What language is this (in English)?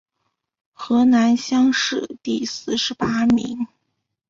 Chinese